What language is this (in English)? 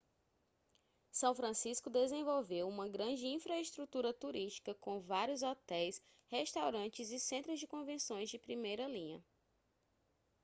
Portuguese